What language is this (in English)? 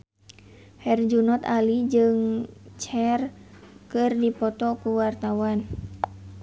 Sundanese